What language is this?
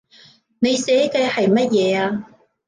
Cantonese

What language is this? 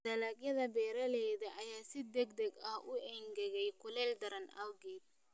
Somali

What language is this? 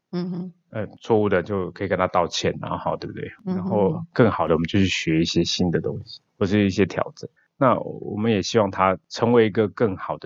Chinese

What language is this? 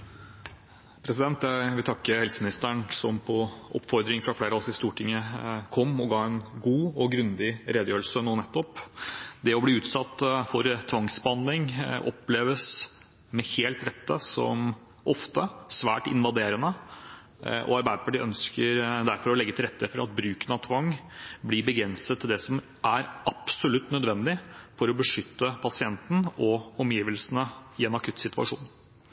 Norwegian Bokmål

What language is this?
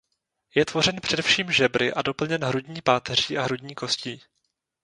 Czech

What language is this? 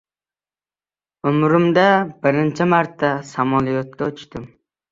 Uzbek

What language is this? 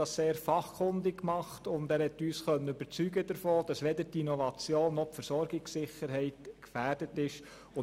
Swiss German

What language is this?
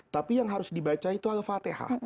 Indonesian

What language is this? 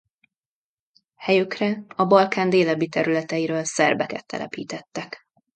Hungarian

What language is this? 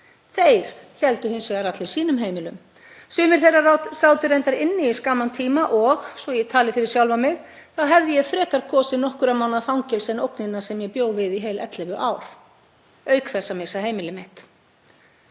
Icelandic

